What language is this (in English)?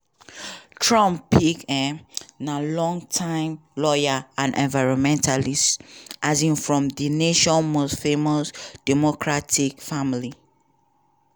Nigerian Pidgin